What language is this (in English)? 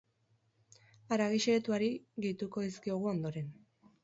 Basque